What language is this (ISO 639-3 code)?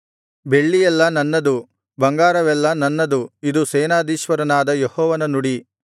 kan